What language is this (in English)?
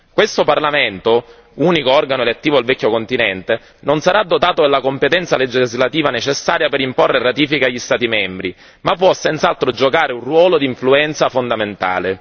Italian